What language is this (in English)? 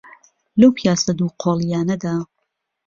Central Kurdish